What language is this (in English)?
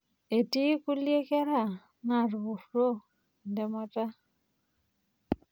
Masai